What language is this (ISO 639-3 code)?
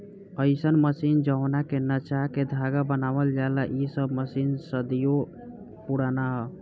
bho